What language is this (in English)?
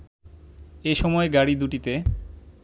Bangla